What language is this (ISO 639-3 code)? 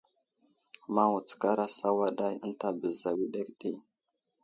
udl